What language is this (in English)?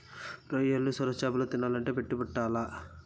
Telugu